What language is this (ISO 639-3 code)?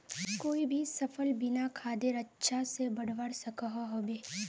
mag